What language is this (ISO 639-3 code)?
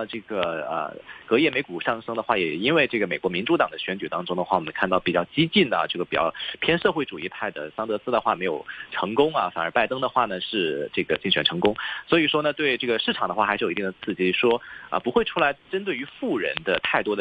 zho